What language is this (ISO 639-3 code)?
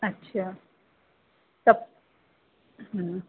snd